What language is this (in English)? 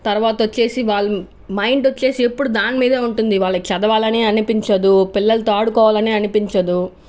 Telugu